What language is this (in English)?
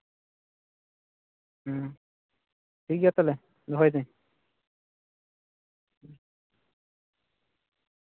Santali